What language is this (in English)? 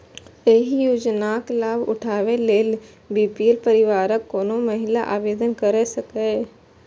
Maithili